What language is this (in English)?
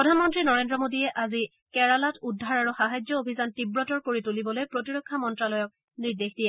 Assamese